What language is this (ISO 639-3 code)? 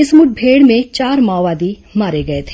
hin